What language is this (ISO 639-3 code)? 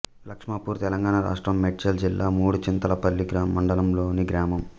tel